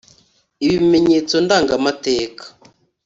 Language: Kinyarwanda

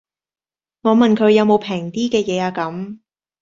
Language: Cantonese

